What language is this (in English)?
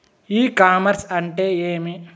Telugu